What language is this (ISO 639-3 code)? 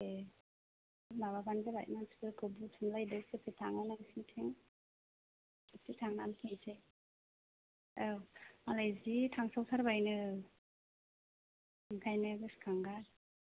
brx